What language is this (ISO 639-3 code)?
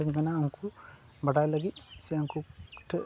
sat